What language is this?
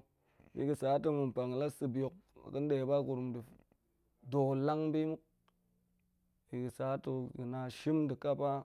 Goemai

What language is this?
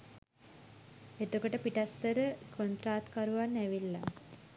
Sinhala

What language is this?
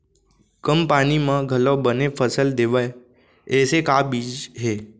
Chhattisgarhi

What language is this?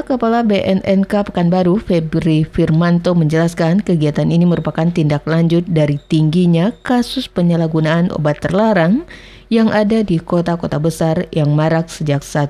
Indonesian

